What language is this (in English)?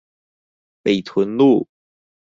Chinese